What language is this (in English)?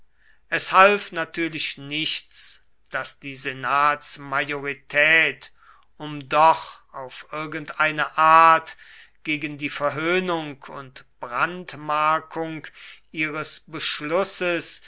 German